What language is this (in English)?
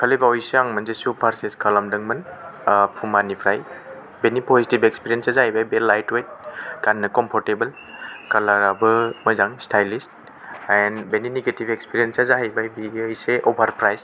Bodo